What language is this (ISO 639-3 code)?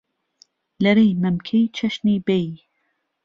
ckb